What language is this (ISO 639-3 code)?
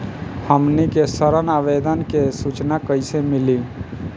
bho